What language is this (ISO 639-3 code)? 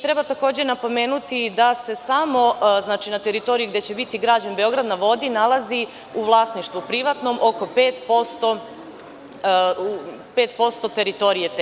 srp